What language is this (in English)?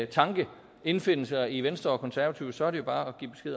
Danish